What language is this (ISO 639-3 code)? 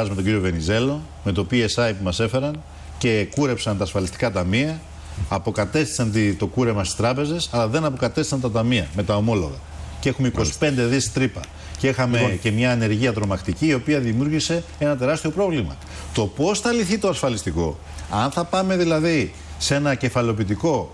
ell